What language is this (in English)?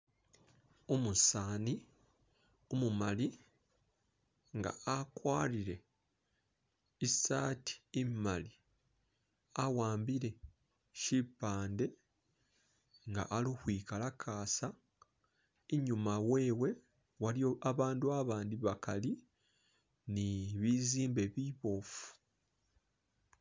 Masaaba